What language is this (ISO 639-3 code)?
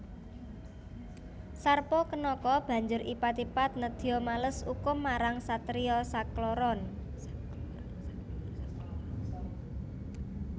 jav